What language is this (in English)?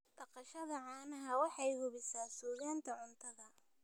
Somali